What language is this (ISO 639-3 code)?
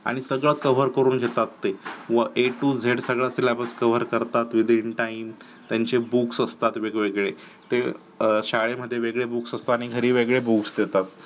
mar